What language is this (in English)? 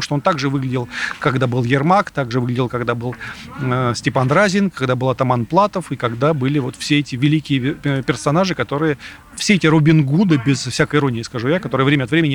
Russian